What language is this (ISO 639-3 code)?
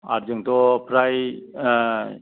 brx